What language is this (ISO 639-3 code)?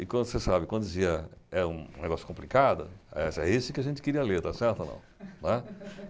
por